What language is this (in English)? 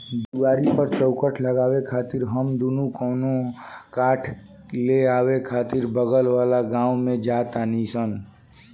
Bhojpuri